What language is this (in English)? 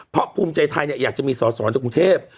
Thai